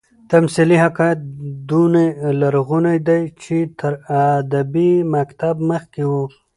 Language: Pashto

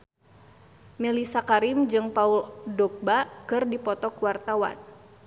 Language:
Sundanese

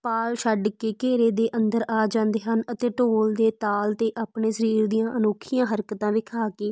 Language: Punjabi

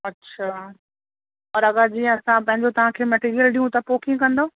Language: Sindhi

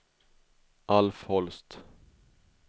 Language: Swedish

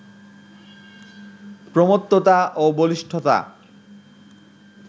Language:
Bangla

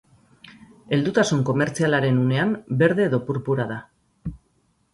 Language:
Basque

